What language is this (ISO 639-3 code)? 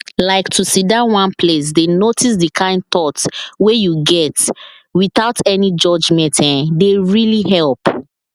pcm